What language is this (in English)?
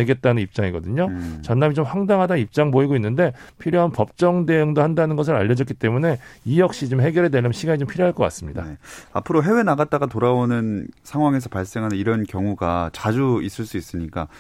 Korean